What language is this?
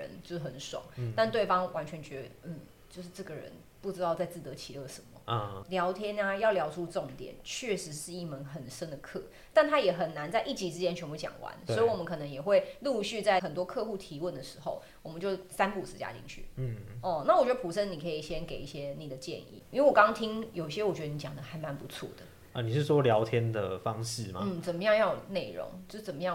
Chinese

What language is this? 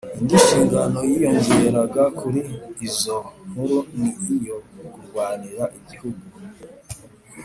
Kinyarwanda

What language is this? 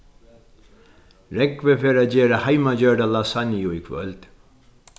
Faroese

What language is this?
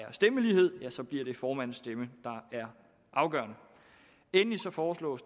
Danish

